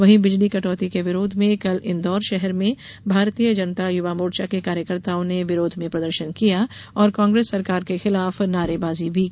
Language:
Hindi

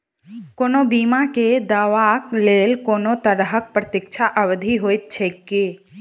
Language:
Maithili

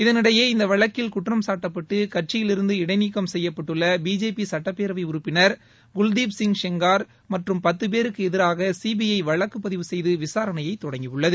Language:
Tamil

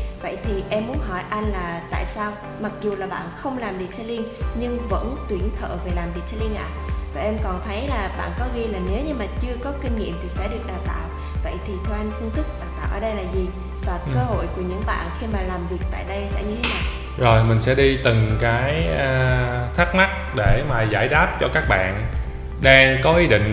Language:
Vietnamese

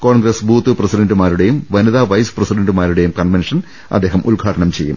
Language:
Malayalam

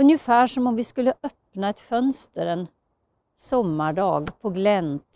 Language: Swedish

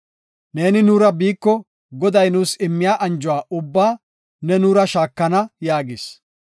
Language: Gofa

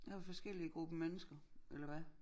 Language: Danish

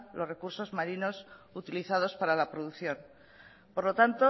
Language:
Spanish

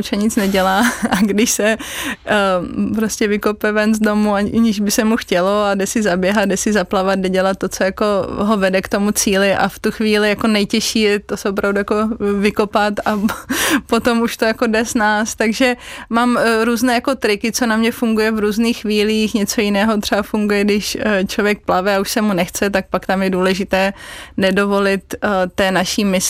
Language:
Czech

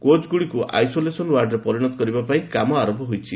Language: Odia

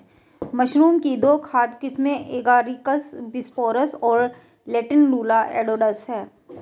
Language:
Hindi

